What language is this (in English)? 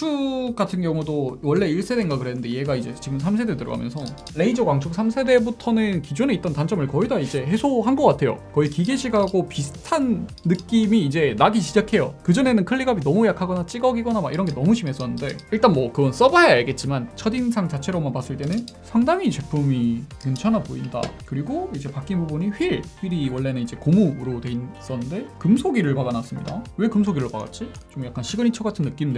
Korean